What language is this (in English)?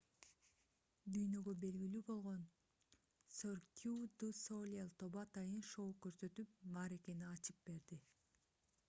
Kyrgyz